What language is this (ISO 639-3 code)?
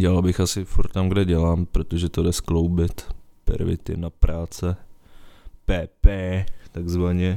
ces